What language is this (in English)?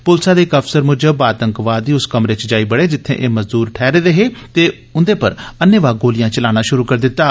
Dogri